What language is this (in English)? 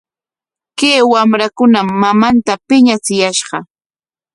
Corongo Ancash Quechua